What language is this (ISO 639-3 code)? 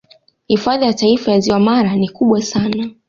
swa